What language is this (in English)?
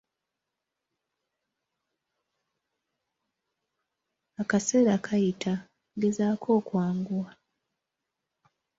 Ganda